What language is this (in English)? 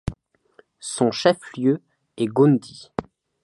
French